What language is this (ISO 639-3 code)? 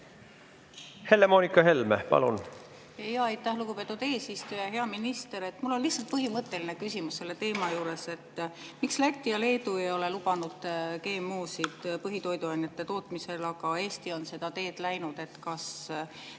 est